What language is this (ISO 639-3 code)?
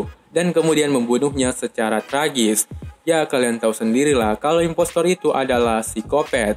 ind